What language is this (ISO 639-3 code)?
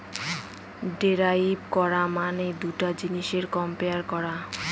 ben